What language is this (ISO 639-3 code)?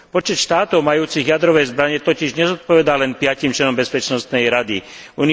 slk